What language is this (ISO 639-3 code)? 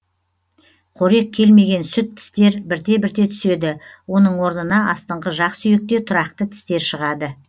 kaz